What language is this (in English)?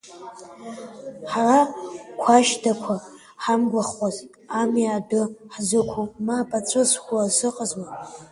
Abkhazian